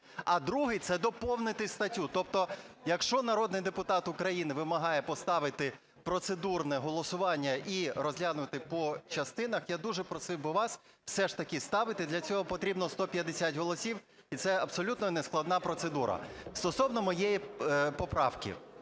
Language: Ukrainian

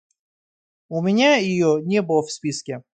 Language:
Russian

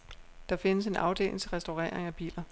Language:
Danish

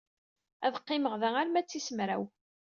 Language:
Kabyle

